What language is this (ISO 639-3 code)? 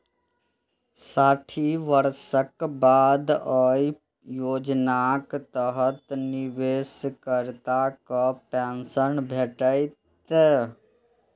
mai